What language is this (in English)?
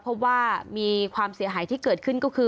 Thai